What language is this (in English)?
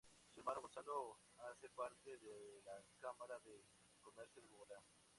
Spanish